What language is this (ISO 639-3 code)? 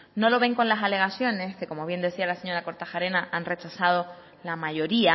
spa